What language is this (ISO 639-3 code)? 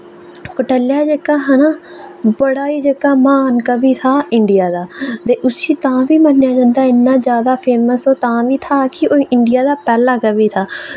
doi